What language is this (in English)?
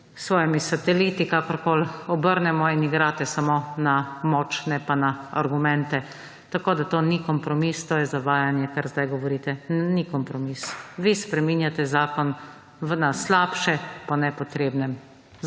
Slovenian